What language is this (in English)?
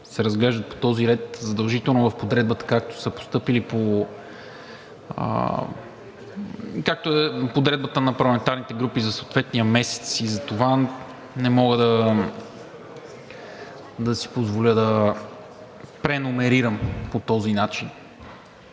Bulgarian